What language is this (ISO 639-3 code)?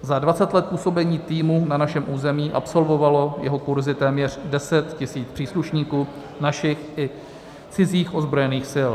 ces